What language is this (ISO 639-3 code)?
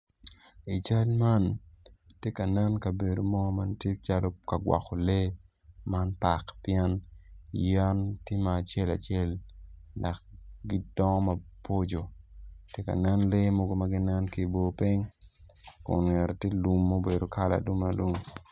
ach